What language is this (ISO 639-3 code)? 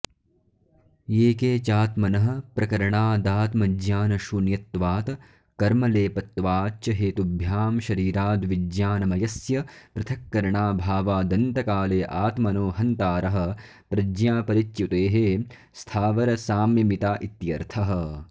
san